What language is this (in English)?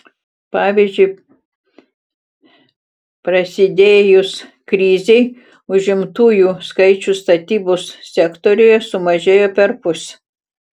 Lithuanian